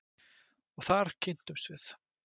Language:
Icelandic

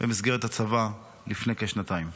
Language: Hebrew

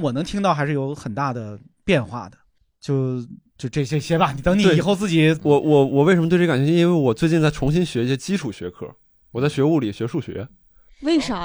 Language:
Chinese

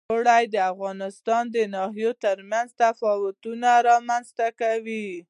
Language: Pashto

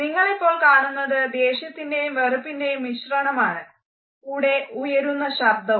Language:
Malayalam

